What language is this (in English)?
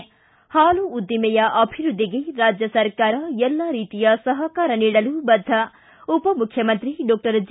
Kannada